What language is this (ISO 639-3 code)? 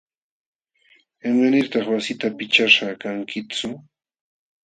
qxw